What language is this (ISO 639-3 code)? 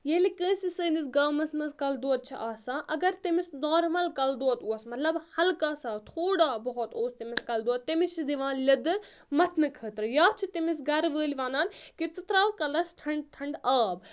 kas